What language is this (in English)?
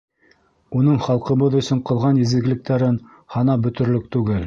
Bashkir